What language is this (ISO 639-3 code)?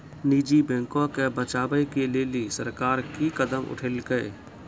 mai